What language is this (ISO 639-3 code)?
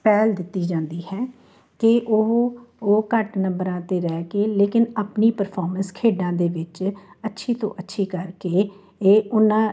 pan